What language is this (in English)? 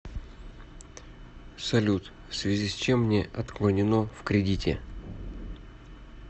Russian